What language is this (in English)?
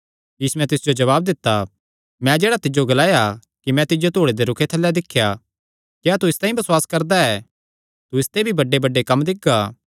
Kangri